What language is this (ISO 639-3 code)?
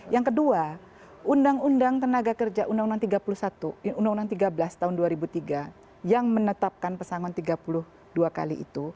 ind